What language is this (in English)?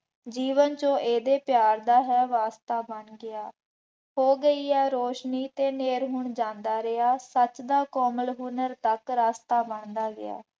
Punjabi